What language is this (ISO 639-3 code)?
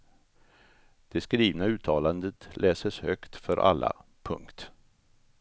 swe